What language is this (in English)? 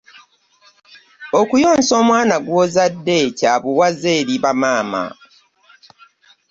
Ganda